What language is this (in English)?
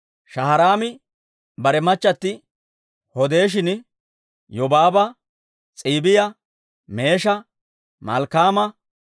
Dawro